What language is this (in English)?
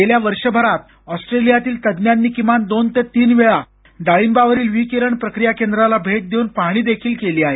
Marathi